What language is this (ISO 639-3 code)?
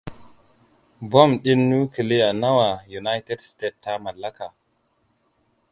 hau